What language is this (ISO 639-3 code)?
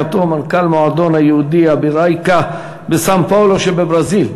heb